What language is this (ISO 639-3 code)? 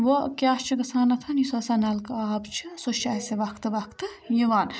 kas